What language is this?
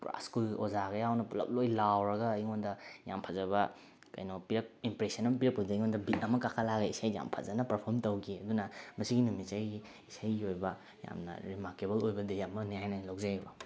Manipuri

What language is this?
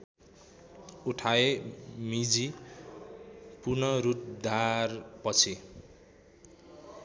Nepali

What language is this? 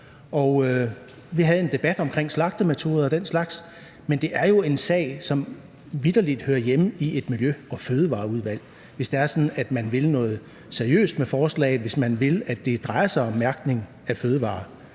Danish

